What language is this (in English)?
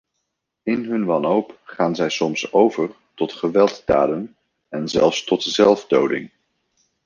Dutch